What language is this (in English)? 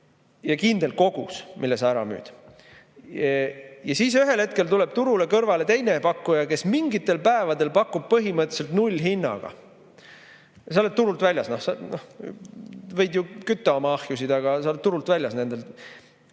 Estonian